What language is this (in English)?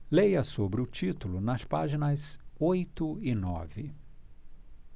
Portuguese